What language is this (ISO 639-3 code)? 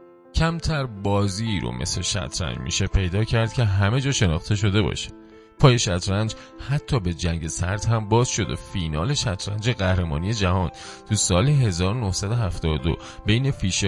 fas